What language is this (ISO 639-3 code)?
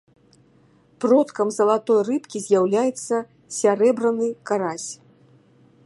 bel